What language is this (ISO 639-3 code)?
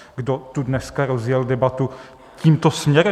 ces